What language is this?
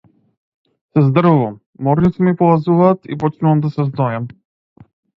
Macedonian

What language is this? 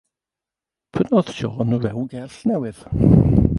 Welsh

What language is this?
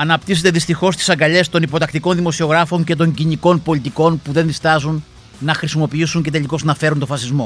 Greek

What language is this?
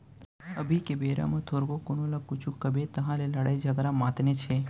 Chhattisgarhi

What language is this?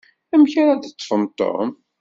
Kabyle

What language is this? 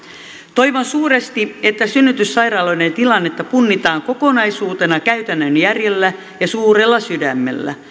Finnish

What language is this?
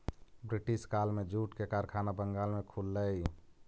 Magahi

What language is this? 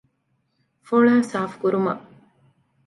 Divehi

